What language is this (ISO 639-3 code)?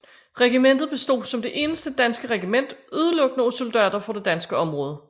dan